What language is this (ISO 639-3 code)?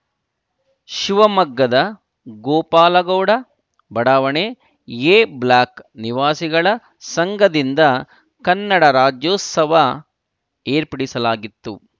kan